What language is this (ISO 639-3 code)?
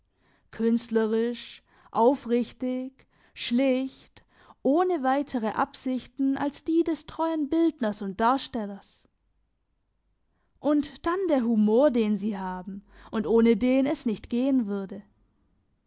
deu